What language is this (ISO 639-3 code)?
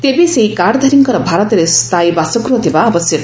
ori